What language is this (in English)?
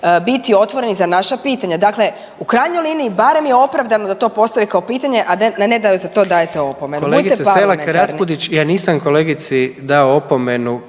Croatian